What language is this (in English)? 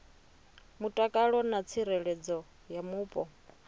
Venda